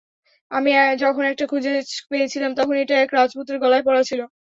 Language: Bangla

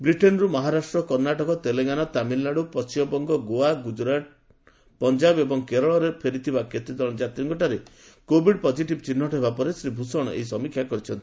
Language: Odia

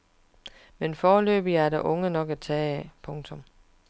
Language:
Danish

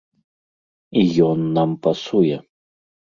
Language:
Belarusian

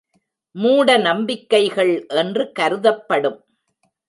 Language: Tamil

